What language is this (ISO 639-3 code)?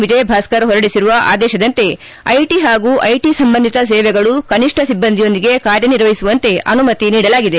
kan